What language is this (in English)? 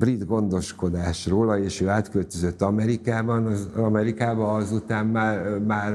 Hungarian